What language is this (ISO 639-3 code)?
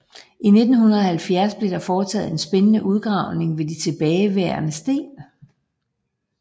dan